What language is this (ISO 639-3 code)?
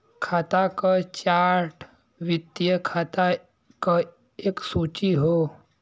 bho